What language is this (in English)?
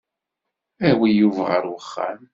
Kabyle